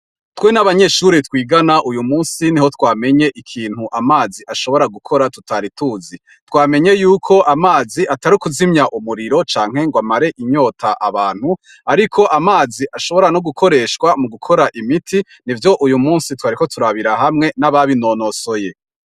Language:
Rundi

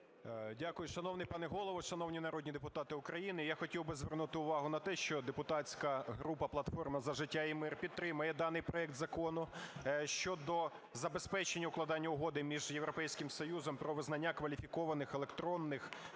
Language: Ukrainian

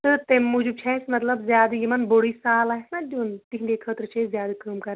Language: Kashmiri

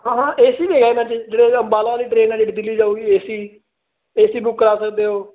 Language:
Punjabi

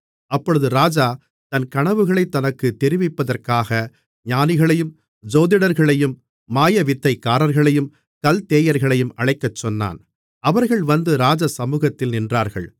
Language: Tamil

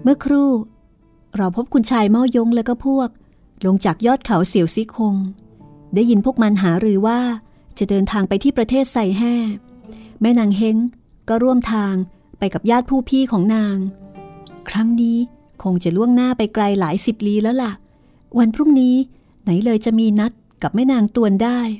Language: Thai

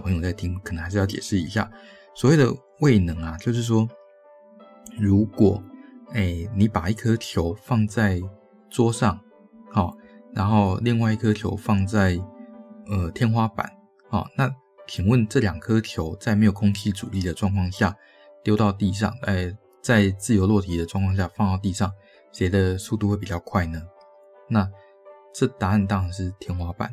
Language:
Chinese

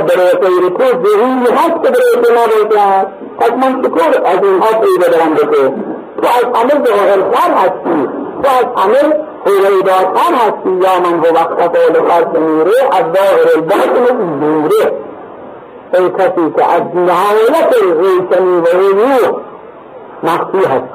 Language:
Persian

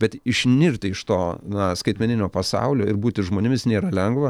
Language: Lithuanian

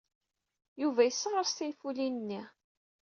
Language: Kabyle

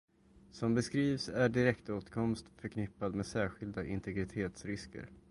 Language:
Swedish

